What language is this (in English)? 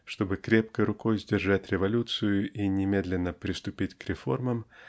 Russian